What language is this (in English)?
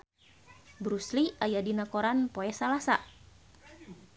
Sundanese